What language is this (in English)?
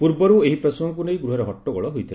Odia